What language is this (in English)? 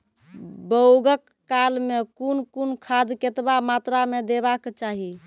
Maithili